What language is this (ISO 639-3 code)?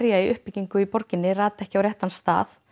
isl